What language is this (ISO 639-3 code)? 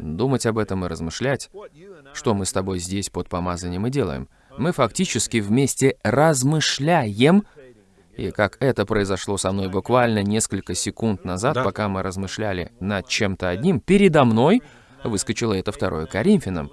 rus